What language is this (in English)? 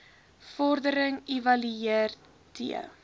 Afrikaans